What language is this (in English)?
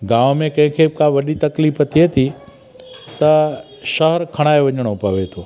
Sindhi